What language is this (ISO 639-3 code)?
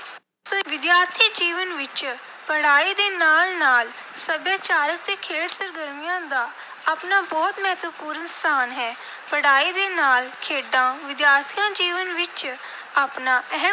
pan